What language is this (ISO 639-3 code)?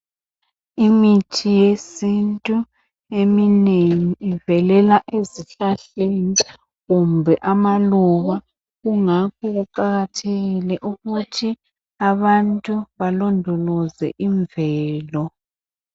nde